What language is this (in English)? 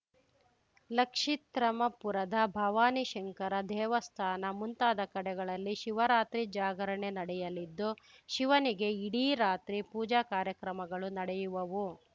Kannada